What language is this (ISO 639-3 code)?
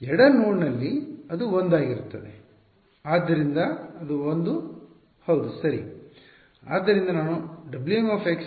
kan